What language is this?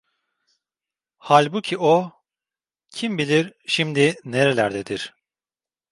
Turkish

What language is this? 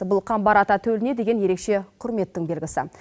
Kazakh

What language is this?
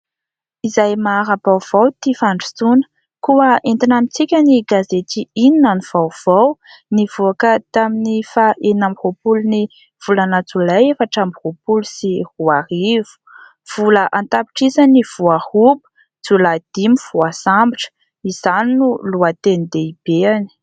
Malagasy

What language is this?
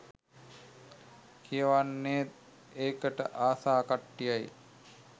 Sinhala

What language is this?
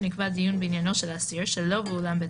Hebrew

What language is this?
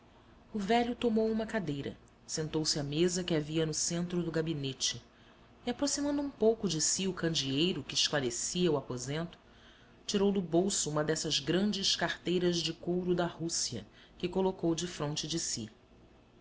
Portuguese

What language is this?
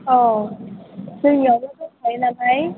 Bodo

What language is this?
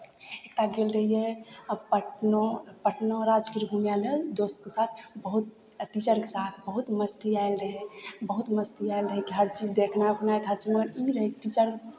Maithili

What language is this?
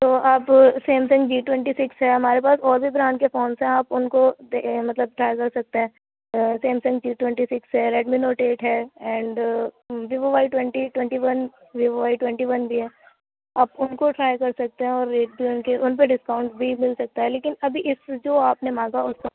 Urdu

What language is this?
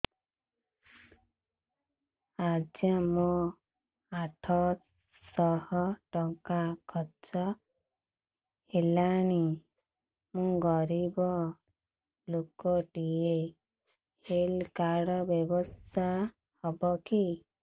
Odia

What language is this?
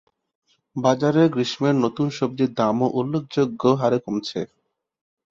Bangla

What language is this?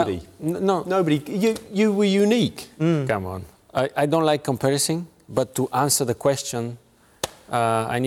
Malay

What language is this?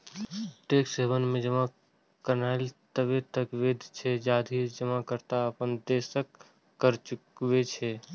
Maithili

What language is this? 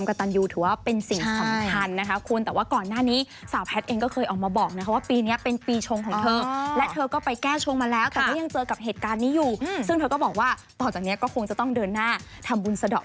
Thai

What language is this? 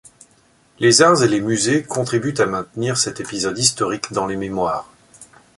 French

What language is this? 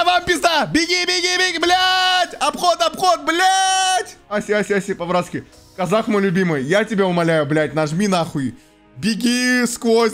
Russian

